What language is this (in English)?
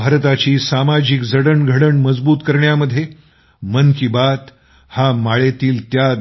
Marathi